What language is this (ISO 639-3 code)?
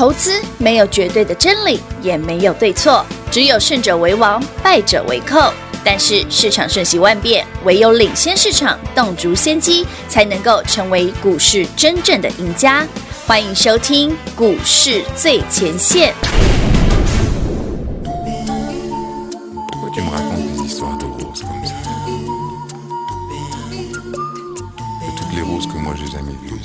zho